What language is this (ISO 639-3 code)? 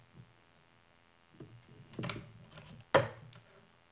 nor